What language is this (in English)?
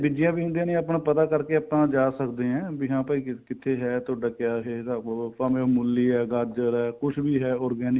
Punjabi